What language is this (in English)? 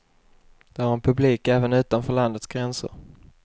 Swedish